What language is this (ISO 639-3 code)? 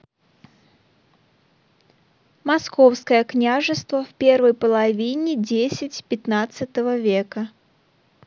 rus